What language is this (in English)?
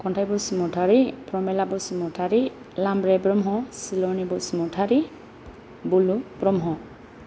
Bodo